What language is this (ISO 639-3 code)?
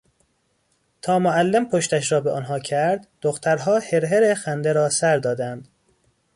fas